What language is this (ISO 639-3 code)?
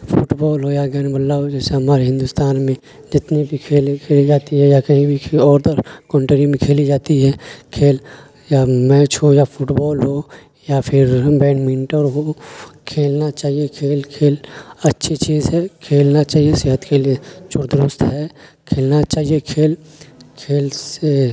urd